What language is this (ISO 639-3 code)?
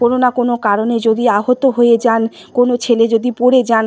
ben